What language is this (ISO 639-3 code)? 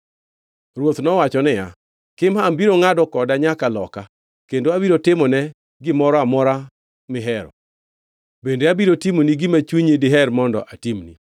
luo